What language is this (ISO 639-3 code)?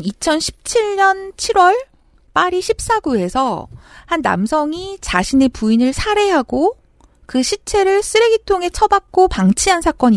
kor